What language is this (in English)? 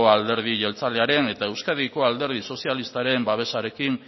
Basque